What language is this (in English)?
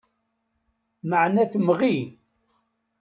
Kabyle